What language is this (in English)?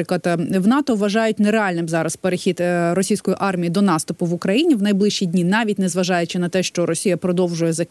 Ukrainian